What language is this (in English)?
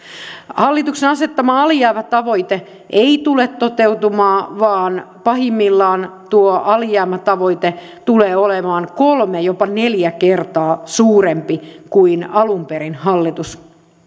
Finnish